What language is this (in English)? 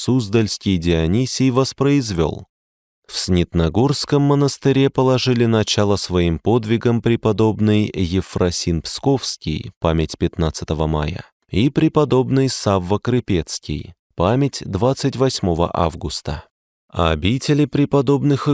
Russian